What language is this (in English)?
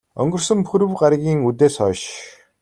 Mongolian